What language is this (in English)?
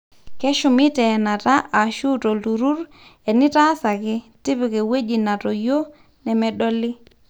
Masai